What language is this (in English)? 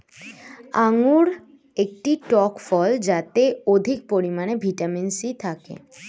Bangla